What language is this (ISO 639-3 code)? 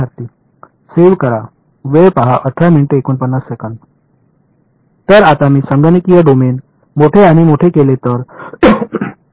mar